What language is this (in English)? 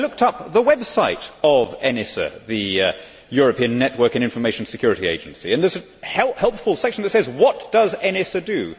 English